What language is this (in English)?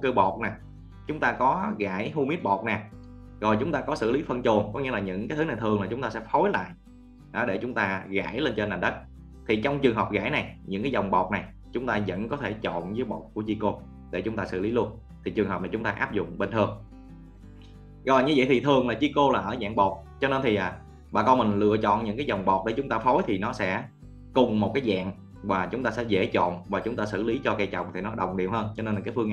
Vietnamese